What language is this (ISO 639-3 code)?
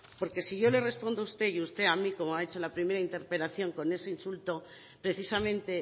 spa